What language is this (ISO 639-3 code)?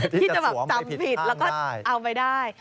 tha